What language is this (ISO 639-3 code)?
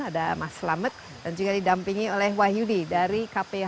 ind